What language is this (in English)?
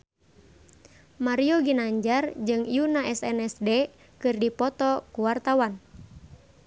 Sundanese